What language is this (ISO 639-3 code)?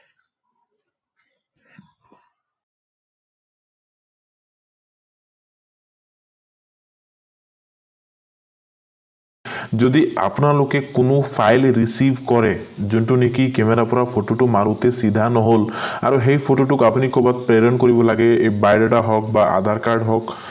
asm